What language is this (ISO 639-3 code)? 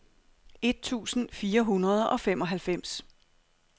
dan